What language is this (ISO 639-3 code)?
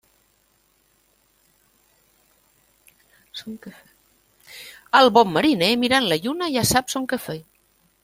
cat